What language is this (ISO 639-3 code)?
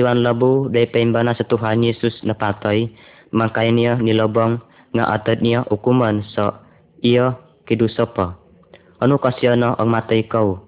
msa